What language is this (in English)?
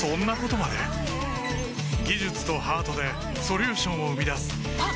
Japanese